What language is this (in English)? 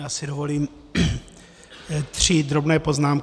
Czech